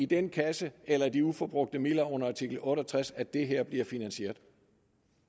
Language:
Danish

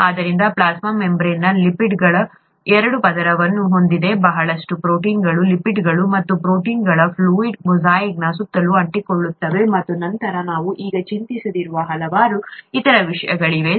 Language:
Kannada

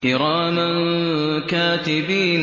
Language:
Arabic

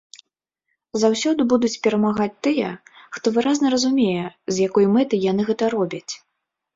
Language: Belarusian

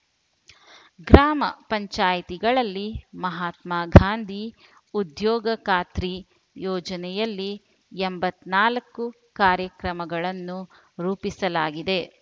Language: Kannada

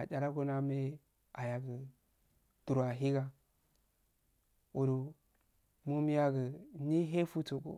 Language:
Afade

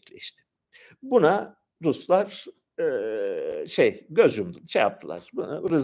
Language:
Turkish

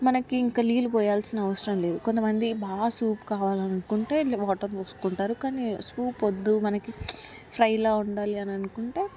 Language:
Telugu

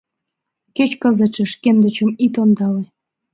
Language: Mari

